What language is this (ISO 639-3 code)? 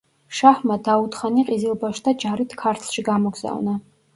kat